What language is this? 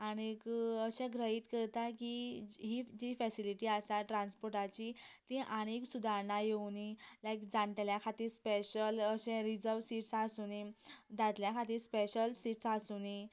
Konkani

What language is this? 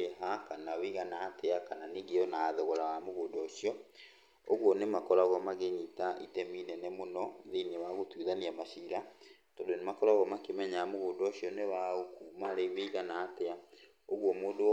Kikuyu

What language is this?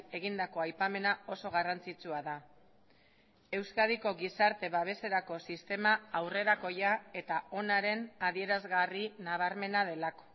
Basque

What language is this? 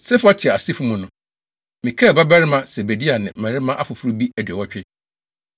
Akan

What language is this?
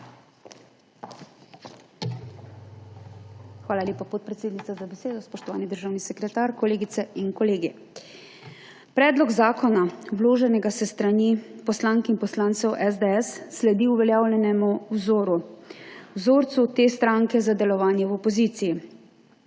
Slovenian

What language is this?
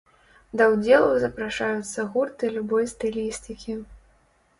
Belarusian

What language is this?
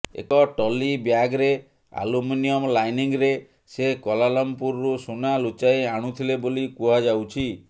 Odia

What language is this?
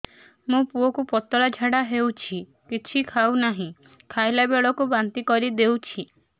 Odia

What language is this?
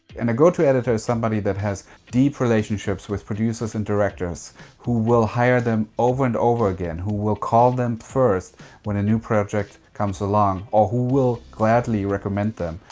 English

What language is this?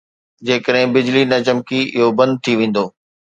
Sindhi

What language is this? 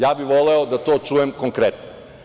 Serbian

